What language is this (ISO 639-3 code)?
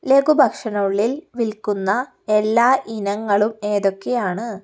mal